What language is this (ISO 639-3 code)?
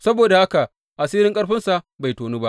hau